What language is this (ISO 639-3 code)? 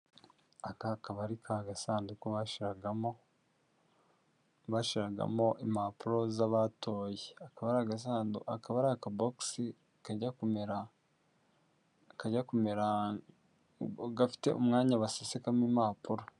kin